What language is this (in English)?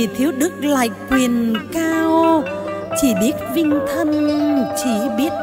Vietnamese